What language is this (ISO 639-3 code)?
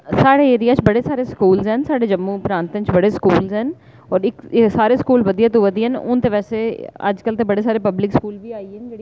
doi